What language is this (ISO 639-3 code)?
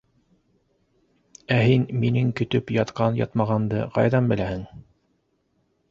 bak